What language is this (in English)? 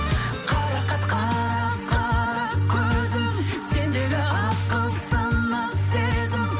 Kazakh